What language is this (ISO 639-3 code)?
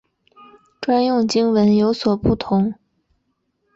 zho